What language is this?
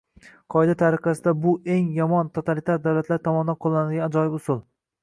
Uzbek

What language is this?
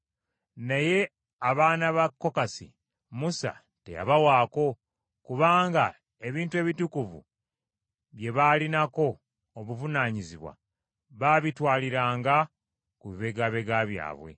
Ganda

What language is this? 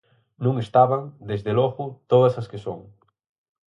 Galician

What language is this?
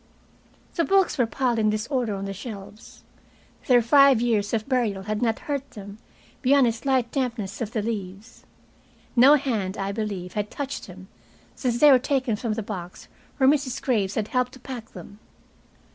English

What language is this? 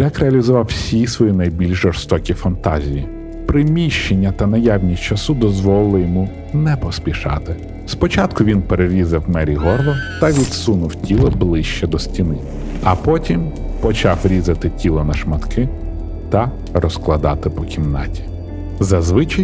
Ukrainian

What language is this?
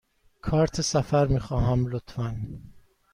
Persian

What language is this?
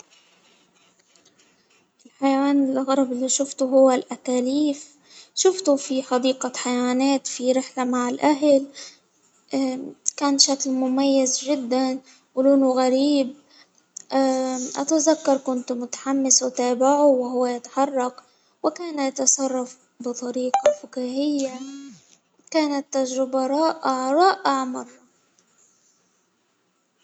Hijazi Arabic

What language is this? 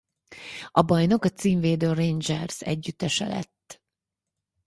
Hungarian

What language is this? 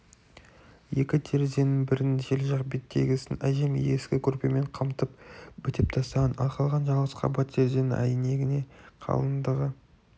Kazakh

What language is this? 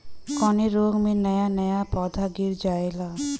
Bhojpuri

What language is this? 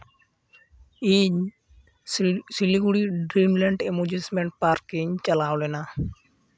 Santali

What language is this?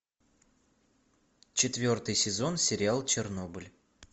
Russian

